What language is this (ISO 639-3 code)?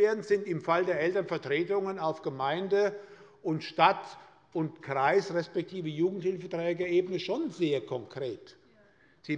deu